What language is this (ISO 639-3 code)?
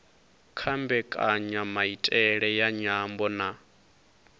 ven